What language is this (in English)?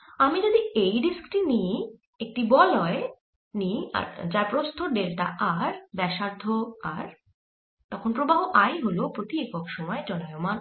Bangla